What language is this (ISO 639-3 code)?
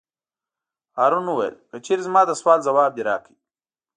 pus